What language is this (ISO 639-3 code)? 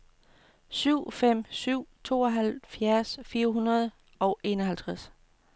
dan